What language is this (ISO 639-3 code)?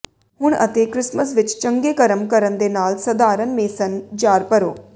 pan